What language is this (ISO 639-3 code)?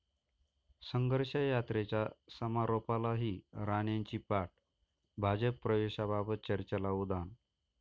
mar